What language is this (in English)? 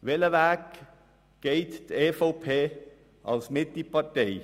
Swiss German